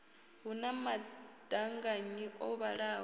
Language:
Venda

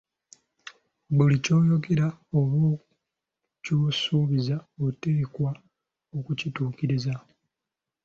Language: Ganda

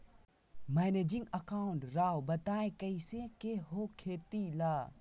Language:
Magahi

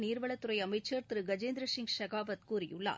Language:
Tamil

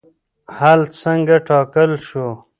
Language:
Pashto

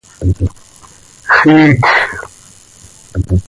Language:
Seri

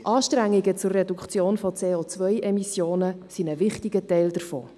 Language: Swiss German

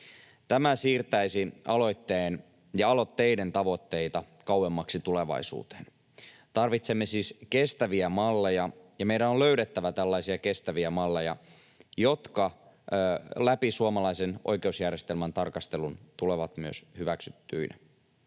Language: Finnish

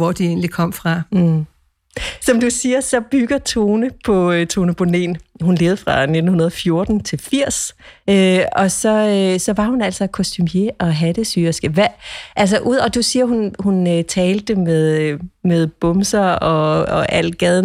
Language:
Danish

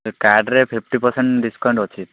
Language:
Odia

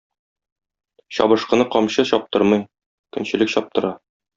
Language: Tatar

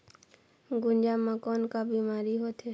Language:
Chhattisgarhi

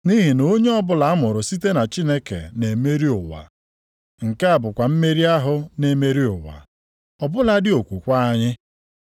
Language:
Igbo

